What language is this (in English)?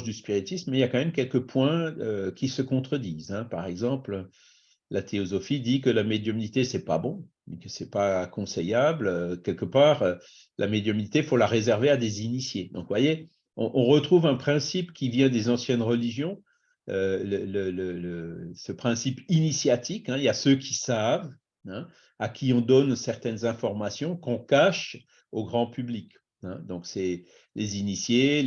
French